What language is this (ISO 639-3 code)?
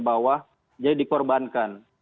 ind